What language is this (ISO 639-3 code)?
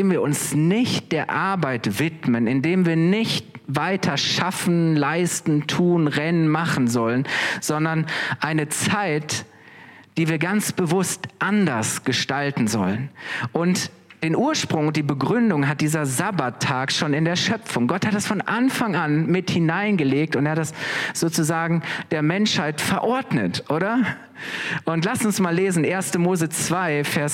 deu